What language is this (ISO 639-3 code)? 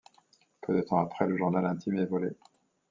fra